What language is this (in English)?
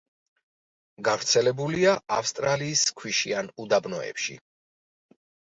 Georgian